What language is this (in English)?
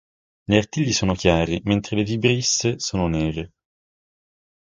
Italian